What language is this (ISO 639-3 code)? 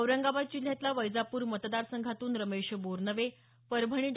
mar